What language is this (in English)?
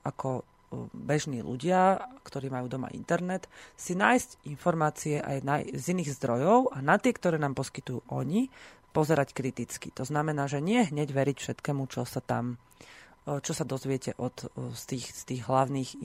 Slovak